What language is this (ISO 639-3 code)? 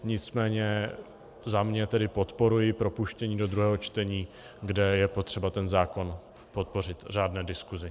ces